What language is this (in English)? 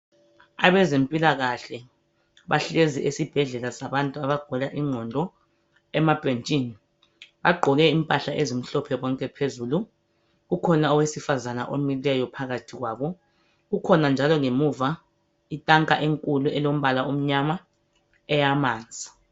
North Ndebele